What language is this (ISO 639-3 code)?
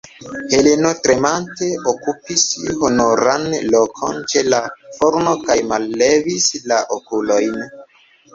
epo